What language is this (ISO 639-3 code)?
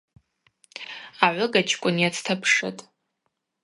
abq